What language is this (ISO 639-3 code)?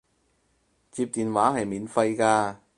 yue